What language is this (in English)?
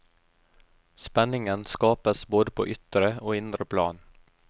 Norwegian